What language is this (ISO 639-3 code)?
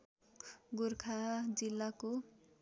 nep